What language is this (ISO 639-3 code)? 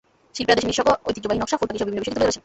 ben